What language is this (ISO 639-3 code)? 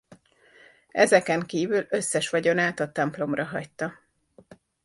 hun